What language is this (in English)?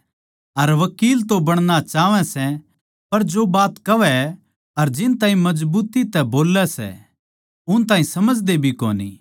Haryanvi